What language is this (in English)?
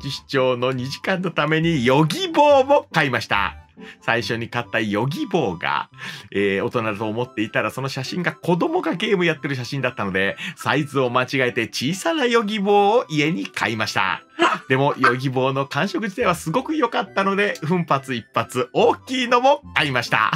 Japanese